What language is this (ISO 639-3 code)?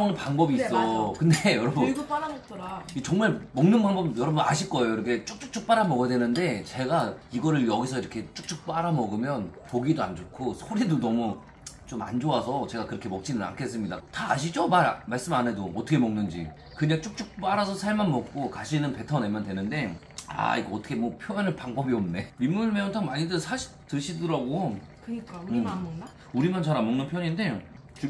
kor